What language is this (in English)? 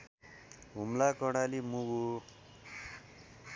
Nepali